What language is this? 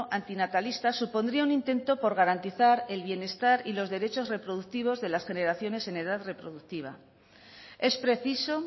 Spanish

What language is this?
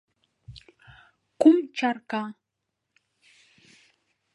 Mari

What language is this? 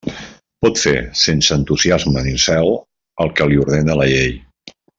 Catalan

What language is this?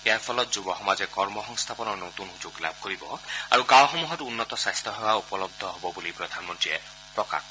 Assamese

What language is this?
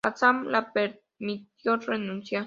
Spanish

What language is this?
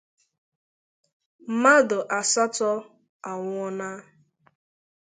Igbo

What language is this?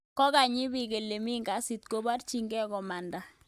Kalenjin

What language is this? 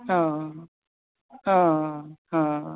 Marathi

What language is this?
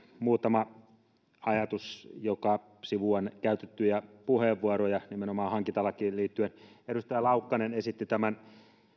Finnish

